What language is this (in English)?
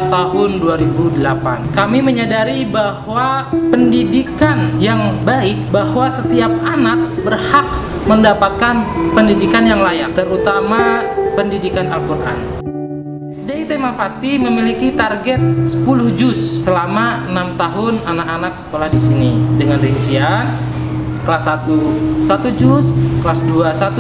Indonesian